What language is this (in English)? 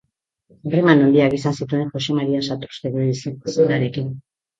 Basque